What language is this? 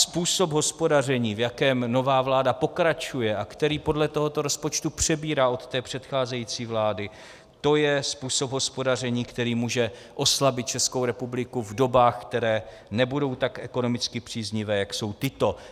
Czech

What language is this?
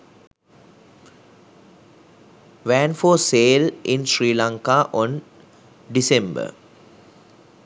Sinhala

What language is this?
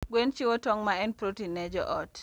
Luo (Kenya and Tanzania)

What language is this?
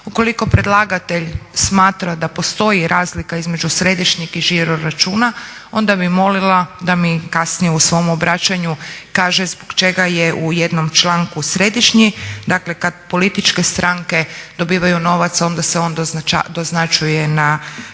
Croatian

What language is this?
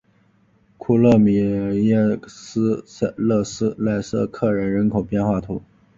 Chinese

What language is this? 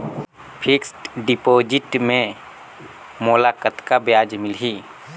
Chhattisgarhi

